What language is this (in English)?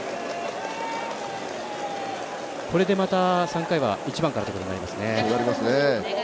Japanese